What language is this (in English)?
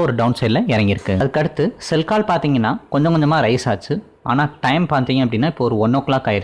Tamil